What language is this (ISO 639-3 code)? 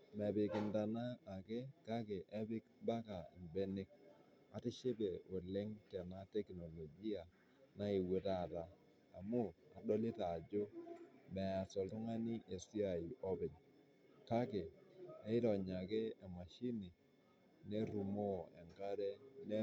mas